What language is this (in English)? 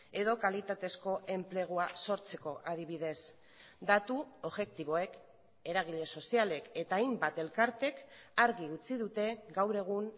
Basque